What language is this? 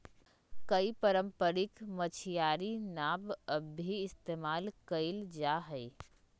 Magahi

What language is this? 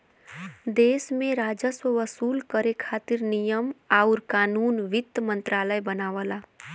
Bhojpuri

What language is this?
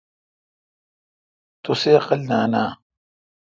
Kalkoti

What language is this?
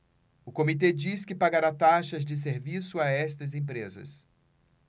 Portuguese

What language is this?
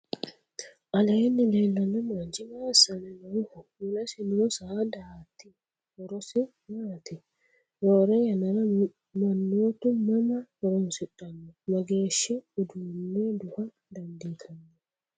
Sidamo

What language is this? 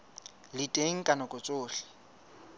Southern Sotho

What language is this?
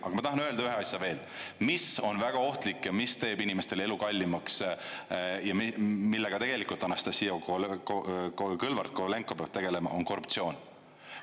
Estonian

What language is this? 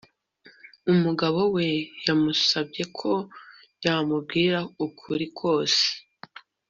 Kinyarwanda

